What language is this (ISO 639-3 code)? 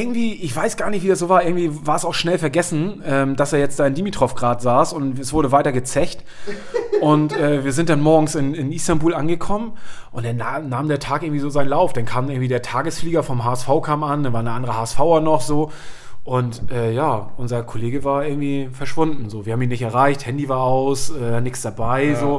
deu